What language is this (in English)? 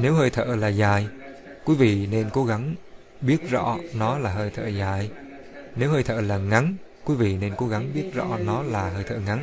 Vietnamese